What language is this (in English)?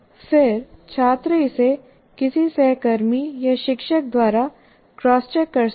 Hindi